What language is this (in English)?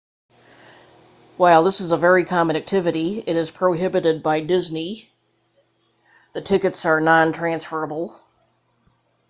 English